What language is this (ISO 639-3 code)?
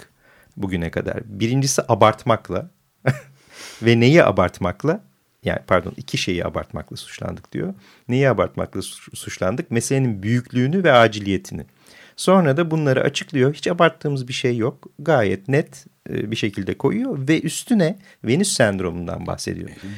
tur